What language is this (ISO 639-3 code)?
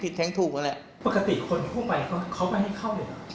tha